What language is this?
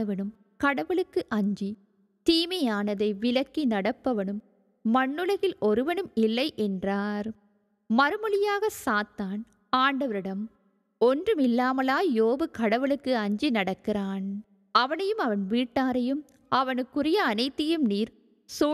Tamil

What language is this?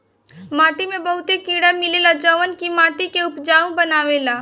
Bhojpuri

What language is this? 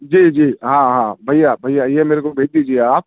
Urdu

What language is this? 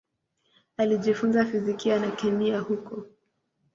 Swahili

